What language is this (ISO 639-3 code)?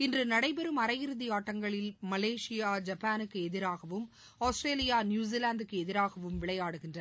tam